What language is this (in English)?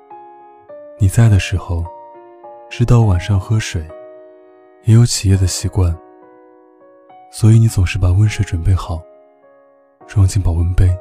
Chinese